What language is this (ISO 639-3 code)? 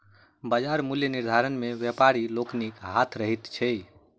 mai